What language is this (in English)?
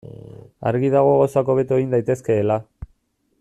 Basque